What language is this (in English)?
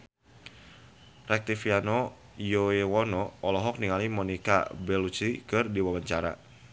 Sundanese